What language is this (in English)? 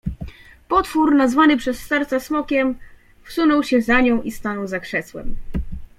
Polish